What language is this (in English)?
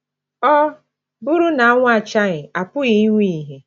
Igbo